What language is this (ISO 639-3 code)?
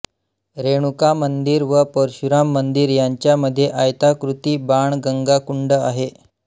mar